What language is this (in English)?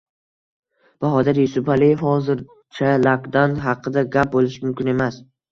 Uzbek